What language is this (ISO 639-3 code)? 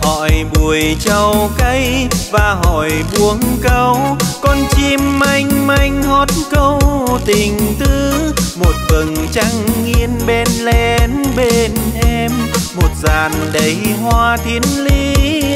vie